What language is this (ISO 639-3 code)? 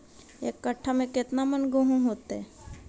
mag